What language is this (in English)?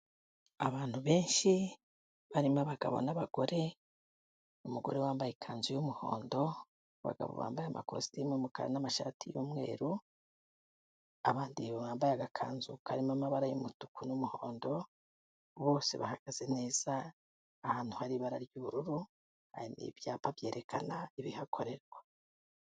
Kinyarwanda